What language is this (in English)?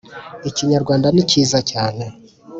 Kinyarwanda